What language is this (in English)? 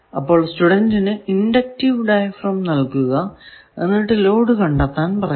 Malayalam